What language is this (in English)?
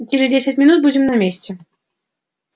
Russian